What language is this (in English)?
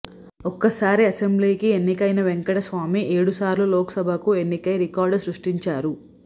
Telugu